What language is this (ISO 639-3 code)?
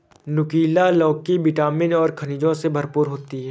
hin